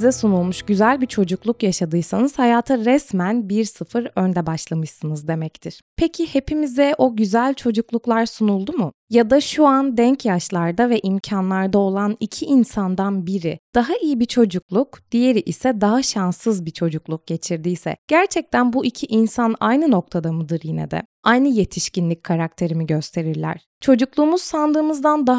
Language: Turkish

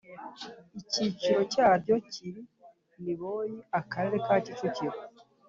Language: Kinyarwanda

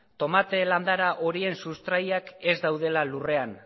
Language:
Basque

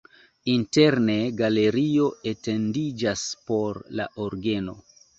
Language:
Esperanto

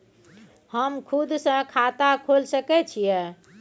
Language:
Maithili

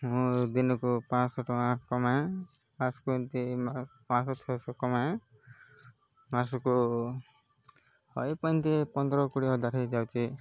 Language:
Odia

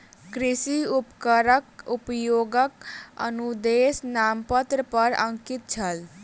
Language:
Maithili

